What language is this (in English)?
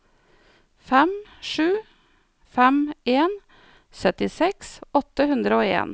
Norwegian